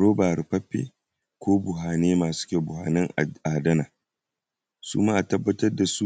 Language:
Hausa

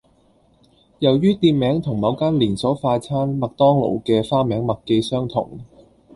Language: Cantonese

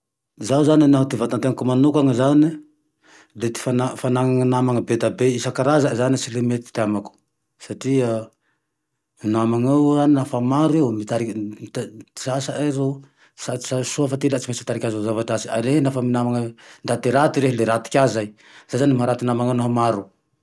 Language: Tandroy-Mahafaly Malagasy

